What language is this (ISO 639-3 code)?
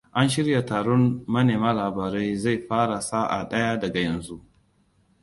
hau